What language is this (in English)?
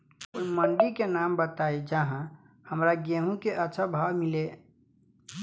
Bhojpuri